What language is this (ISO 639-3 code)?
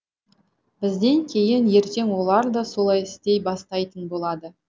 kaz